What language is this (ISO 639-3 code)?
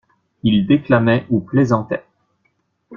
fra